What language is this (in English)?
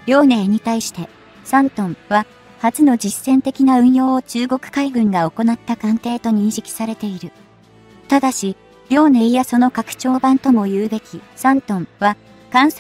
Japanese